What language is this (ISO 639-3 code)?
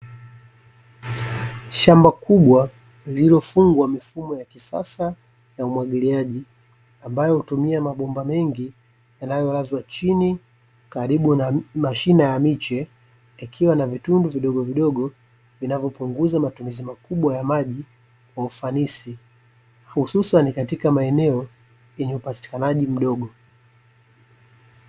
swa